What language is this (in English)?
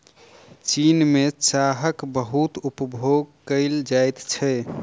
Maithili